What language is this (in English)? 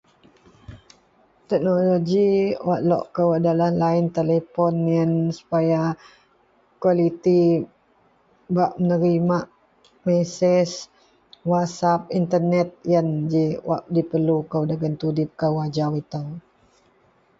Central Melanau